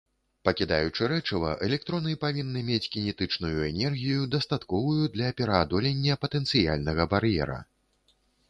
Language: Belarusian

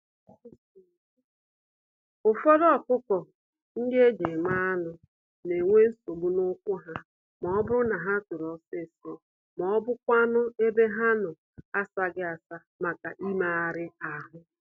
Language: Igbo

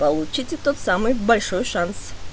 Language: Russian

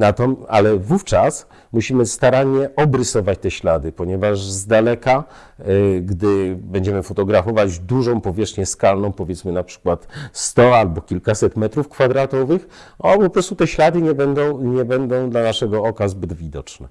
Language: Polish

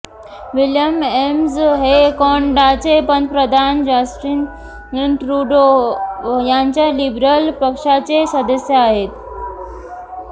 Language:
Marathi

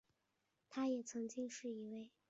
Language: Chinese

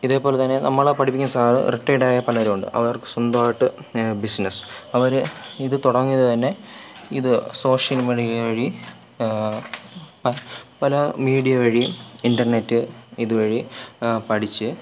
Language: Malayalam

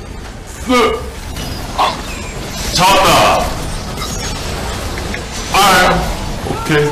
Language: Korean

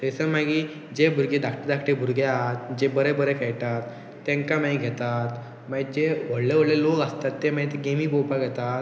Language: Konkani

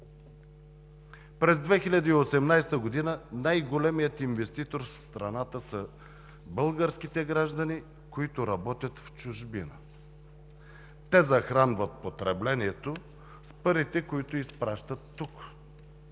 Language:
Bulgarian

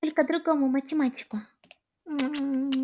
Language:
Russian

